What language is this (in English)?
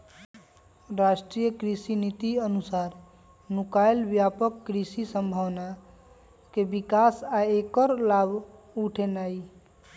Magahi